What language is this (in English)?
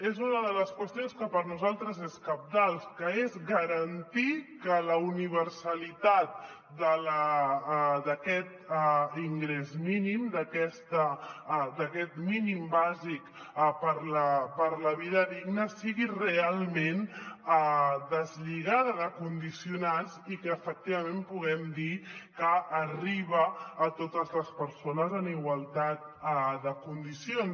Catalan